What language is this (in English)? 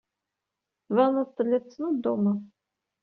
Kabyle